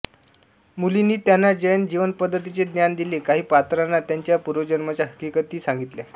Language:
Marathi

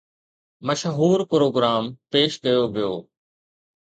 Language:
Sindhi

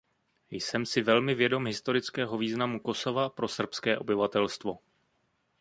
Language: Czech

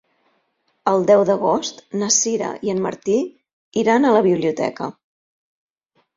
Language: Catalan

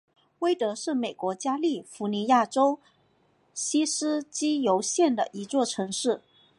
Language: Chinese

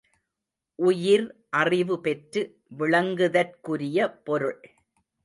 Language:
Tamil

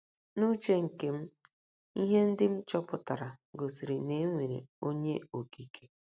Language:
Igbo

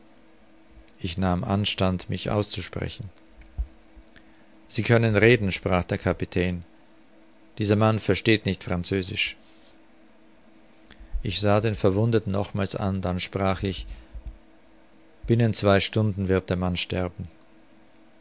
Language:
German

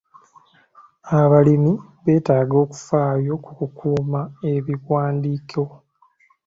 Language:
Ganda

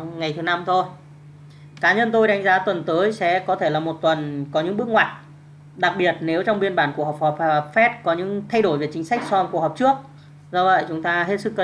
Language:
Vietnamese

